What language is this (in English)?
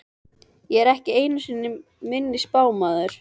Icelandic